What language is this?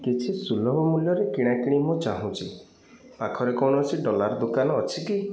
Odia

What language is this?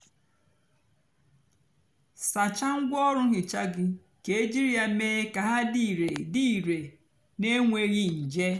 Igbo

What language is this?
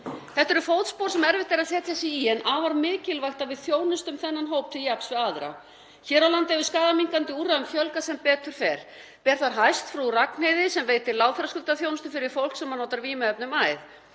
Icelandic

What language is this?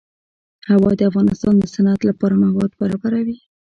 Pashto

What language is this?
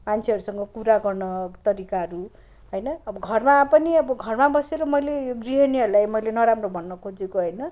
Nepali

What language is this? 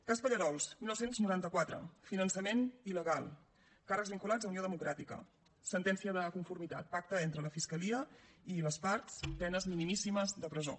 Catalan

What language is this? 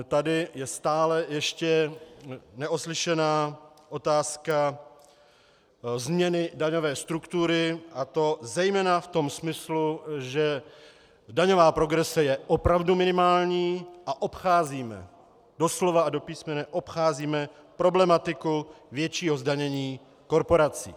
Czech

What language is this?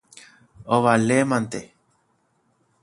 Guarani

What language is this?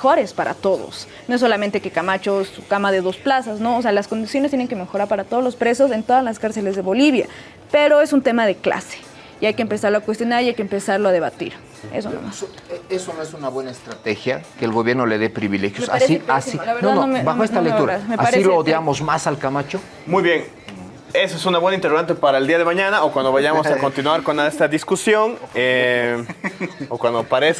Spanish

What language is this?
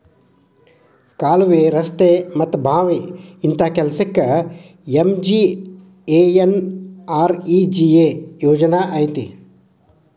Kannada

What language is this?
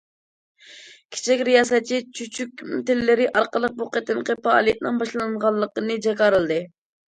Uyghur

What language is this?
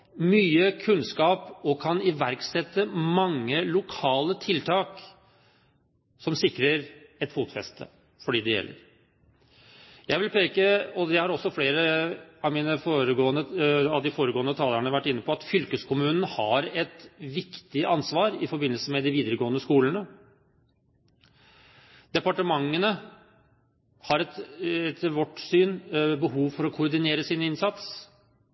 Norwegian Bokmål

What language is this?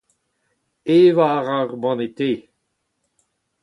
Breton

